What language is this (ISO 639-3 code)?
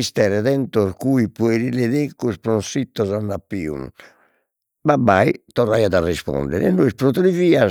srd